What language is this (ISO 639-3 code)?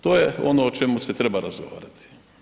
hrv